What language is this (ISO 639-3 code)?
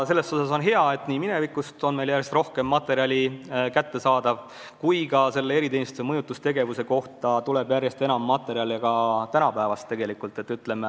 est